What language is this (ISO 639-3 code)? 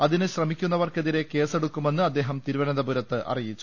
mal